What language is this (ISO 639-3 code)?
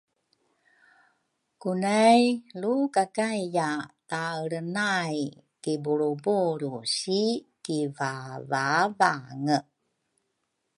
dru